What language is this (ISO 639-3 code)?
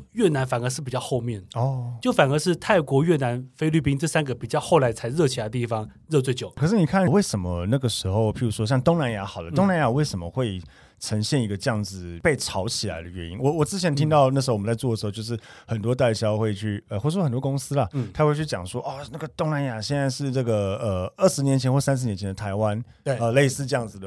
zho